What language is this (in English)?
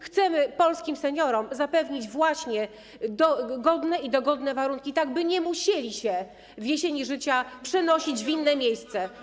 Polish